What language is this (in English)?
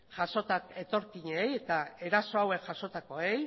Basque